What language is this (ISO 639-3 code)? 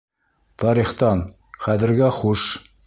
bak